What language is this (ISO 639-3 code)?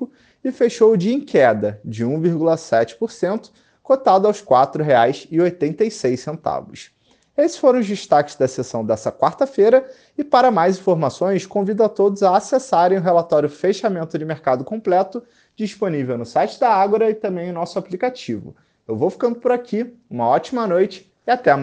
por